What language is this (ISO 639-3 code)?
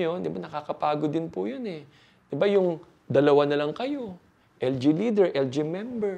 fil